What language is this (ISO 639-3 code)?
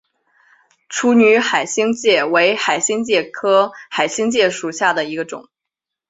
zho